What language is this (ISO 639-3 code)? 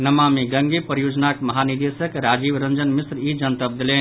mai